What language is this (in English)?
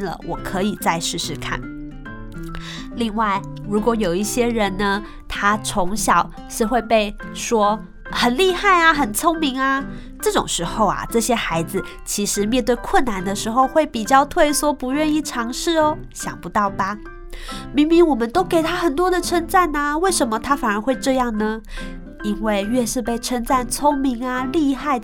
Chinese